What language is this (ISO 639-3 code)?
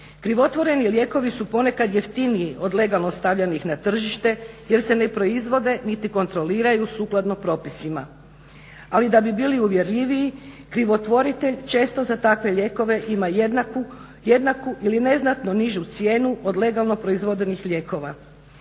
hrv